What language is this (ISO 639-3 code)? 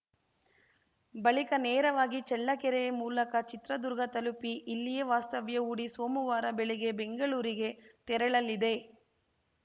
kan